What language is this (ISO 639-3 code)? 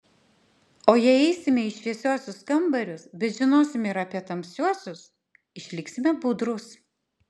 lit